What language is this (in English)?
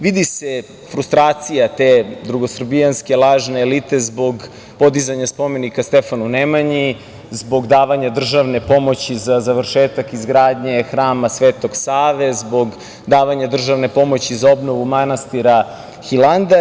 Serbian